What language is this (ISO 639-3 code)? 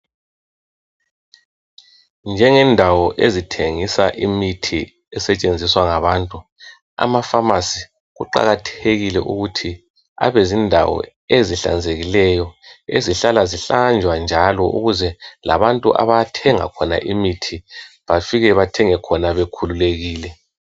nde